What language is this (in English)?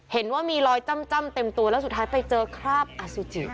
Thai